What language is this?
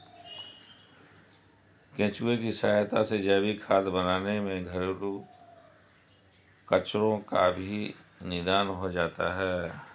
Hindi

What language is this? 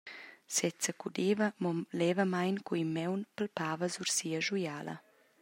Romansh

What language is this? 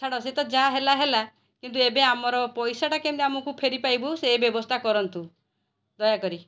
Odia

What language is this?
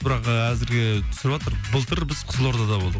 Kazakh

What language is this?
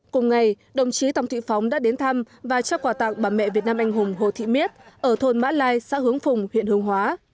Vietnamese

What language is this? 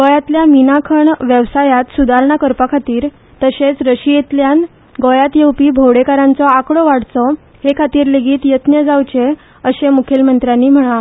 Konkani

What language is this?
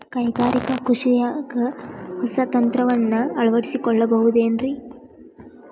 Kannada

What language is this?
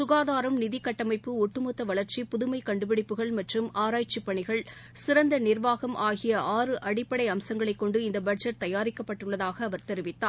Tamil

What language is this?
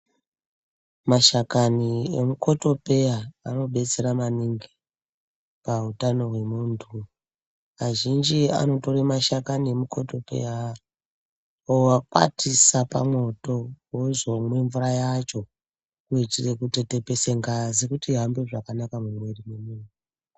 Ndau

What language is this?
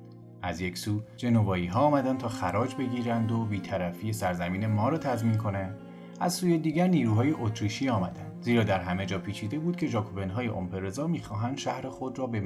Persian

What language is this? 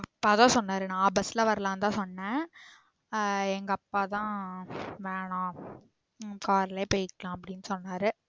Tamil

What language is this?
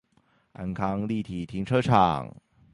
Chinese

